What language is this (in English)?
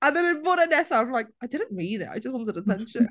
Welsh